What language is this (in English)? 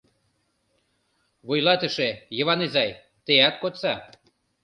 Mari